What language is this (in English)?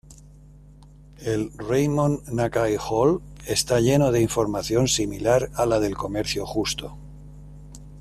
Spanish